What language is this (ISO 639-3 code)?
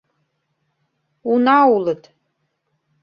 chm